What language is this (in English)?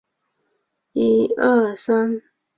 Chinese